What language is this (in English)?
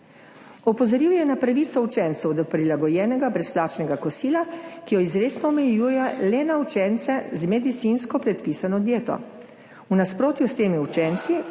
Slovenian